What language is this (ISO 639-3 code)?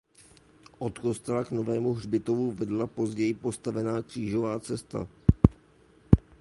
ces